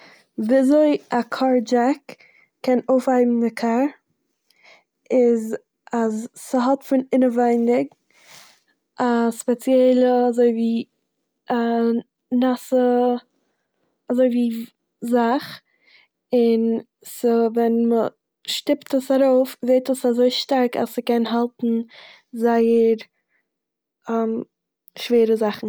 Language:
Yiddish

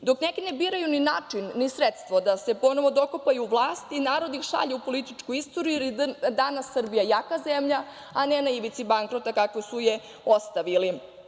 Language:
Serbian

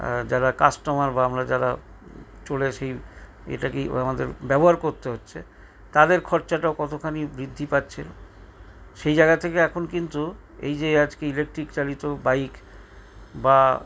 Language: Bangla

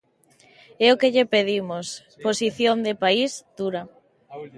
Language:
Galician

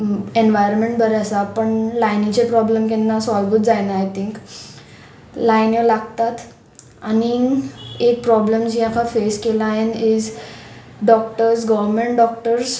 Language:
Konkani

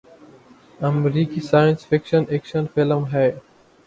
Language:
Urdu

